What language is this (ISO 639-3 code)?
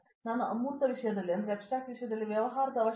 kan